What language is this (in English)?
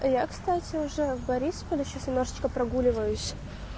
Russian